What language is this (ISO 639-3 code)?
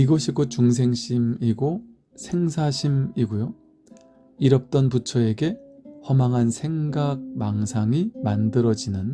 kor